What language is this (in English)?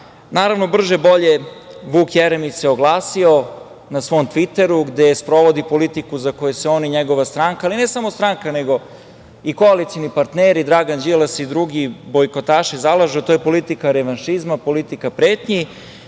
Serbian